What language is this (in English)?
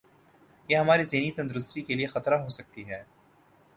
Urdu